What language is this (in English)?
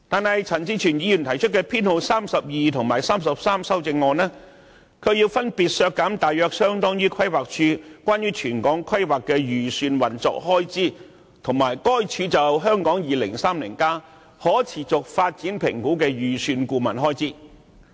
Cantonese